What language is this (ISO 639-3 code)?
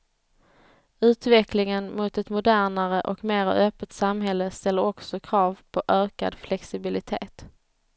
swe